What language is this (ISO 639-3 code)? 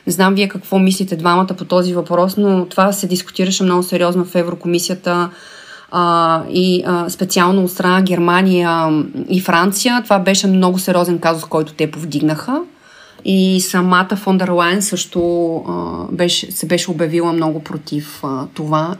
bul